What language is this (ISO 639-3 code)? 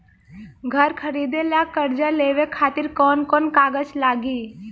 bho